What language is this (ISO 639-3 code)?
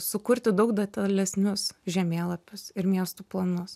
lit